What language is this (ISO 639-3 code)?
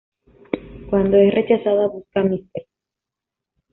spa